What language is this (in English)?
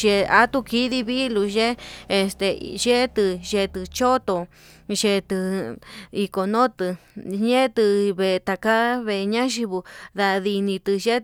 Yutanduchi Mixtec